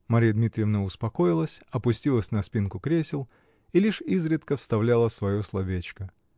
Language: Russian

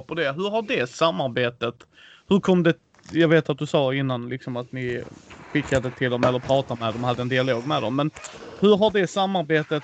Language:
Swedish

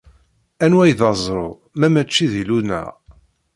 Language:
Kabyle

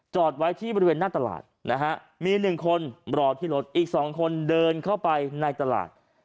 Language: Thai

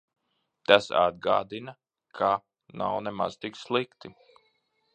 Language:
Latvian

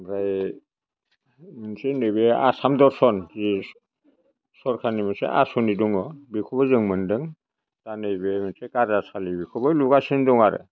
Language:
Bodo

